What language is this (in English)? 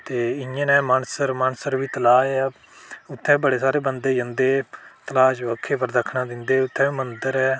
Dogri